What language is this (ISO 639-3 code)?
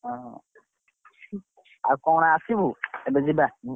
ori